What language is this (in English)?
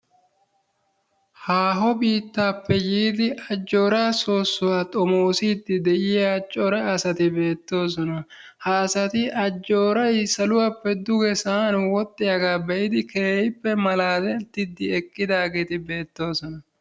Wolaytta